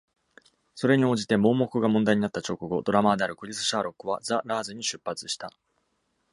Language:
Japanese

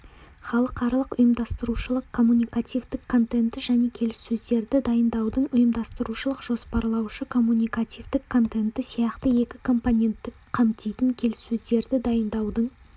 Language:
Kazakh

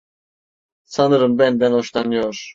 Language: Turkish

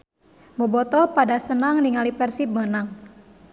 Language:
Sundanese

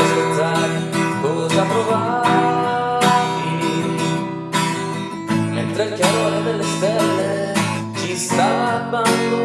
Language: Italian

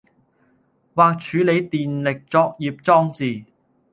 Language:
Cantonese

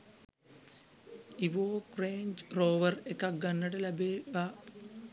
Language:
Sinhala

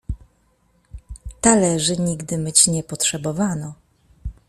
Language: Polish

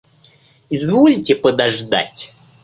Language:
Russian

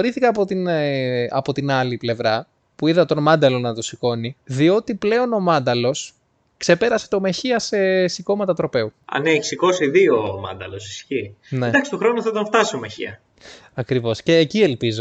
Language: Greek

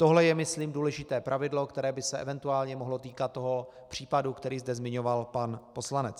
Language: Czech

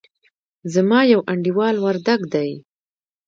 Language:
Pashto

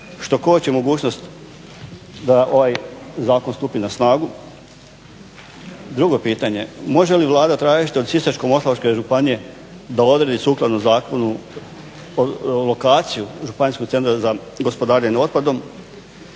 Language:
Croatian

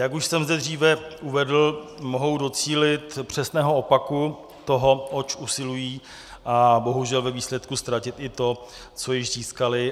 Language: Czech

